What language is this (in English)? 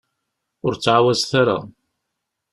Kabyle